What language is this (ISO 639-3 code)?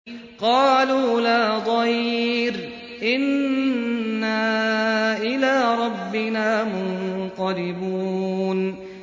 ara